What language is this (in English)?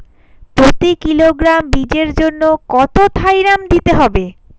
Bangla